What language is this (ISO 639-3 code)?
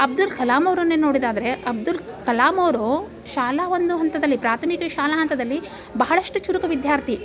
kan